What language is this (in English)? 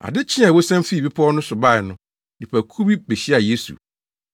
Akan